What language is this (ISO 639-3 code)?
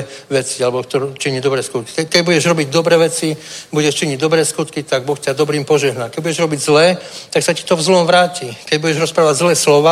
ces